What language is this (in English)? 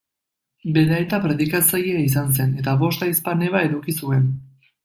Basque